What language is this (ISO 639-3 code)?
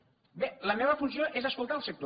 cat